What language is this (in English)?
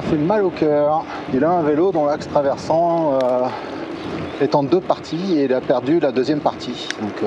French